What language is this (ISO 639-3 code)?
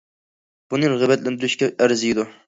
uig